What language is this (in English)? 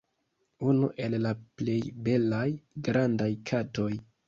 Esperanto